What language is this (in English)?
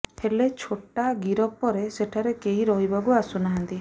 Odia